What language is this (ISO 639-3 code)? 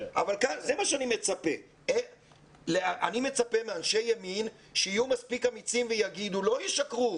heb